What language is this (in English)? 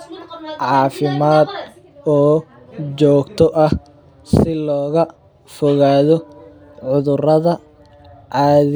Somali